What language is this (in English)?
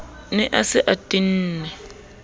Southern Sotho